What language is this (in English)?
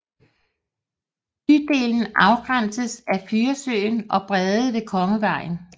Danish